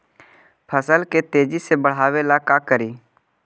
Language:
Magahi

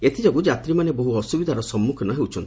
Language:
Odia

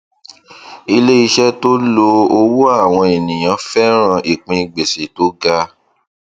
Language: Yoruba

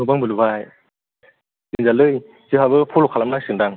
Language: Bodo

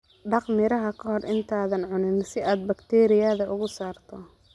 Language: Somali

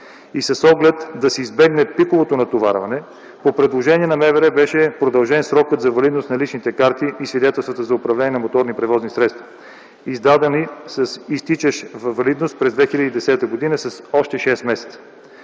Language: Bulgarian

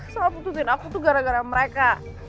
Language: Indonesian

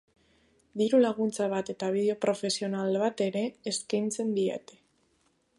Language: Basque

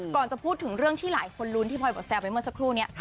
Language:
Thai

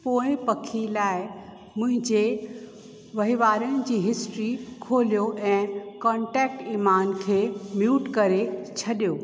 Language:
Sindhi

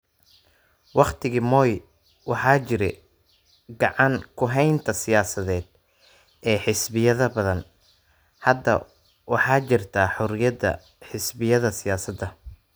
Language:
Somali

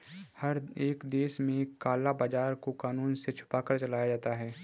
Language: Hindi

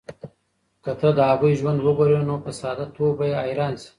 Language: Pashto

